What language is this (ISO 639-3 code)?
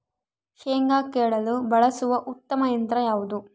kan